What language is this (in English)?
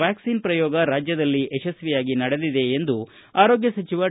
Kannada